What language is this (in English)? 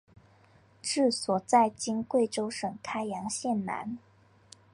Chinese